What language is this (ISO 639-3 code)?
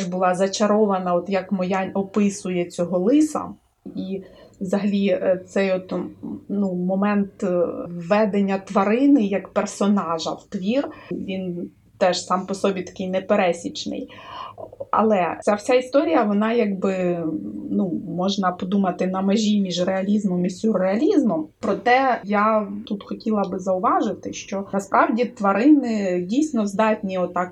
ukr